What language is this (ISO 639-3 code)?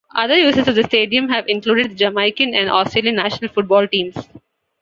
eng